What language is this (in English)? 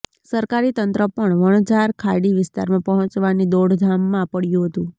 Gujarati